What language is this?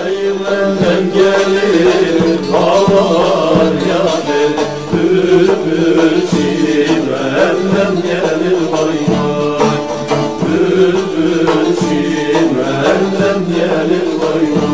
Turkish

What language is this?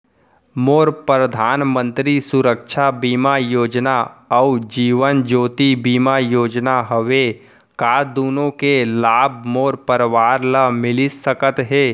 Chhattisgarhi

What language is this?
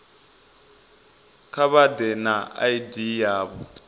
Venda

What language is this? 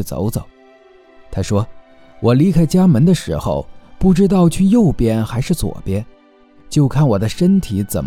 Chinese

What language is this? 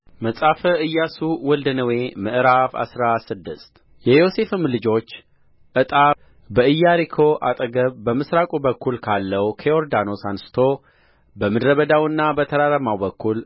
Amharic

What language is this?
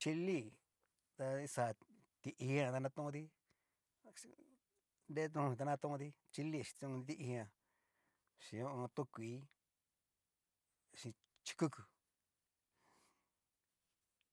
Cacaloxtepec Mixtec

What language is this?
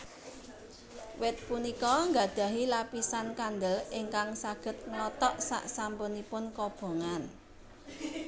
Javanese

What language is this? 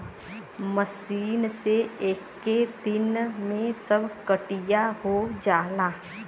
Bhojpuri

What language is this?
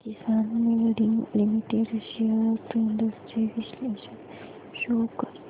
Marathi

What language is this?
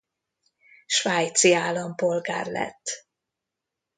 Hungarian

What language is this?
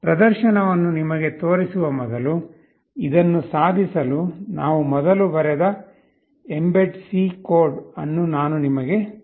Kannada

